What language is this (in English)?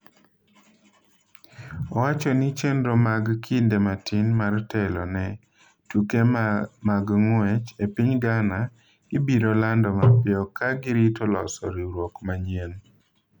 Luo (Kenya and Tanzania)